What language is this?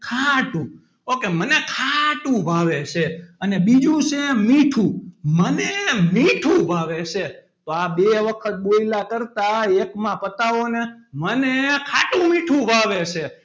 Gujarati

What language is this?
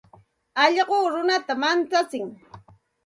Santa Ana de Tusi Pasco Quechua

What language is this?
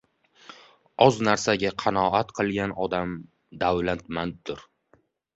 Uzbek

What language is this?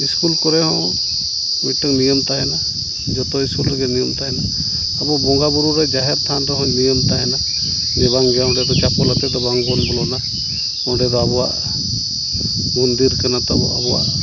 Santali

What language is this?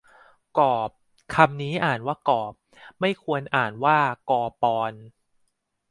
Thai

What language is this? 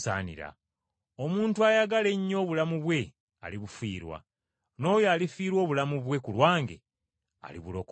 Ganda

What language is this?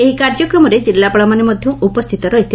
Odia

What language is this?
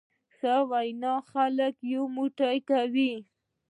Pashto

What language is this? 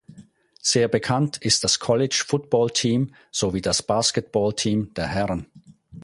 German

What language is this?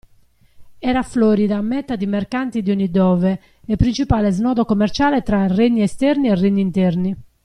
Italian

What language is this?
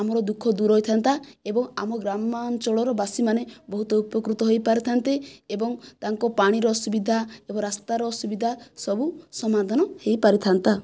Odia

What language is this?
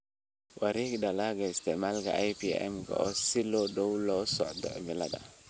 Somali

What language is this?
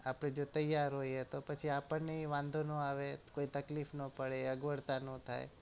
Gujarati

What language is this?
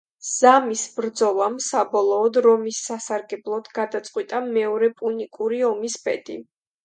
Georgian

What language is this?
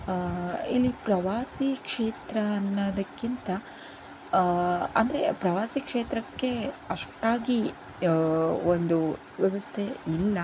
Kannada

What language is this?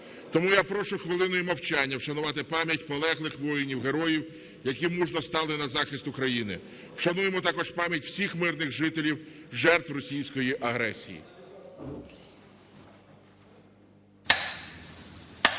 Ukrainian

